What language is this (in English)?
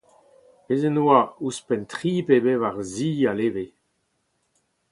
Breton